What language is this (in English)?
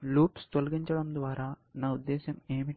Telugu